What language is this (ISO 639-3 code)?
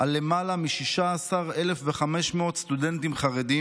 heb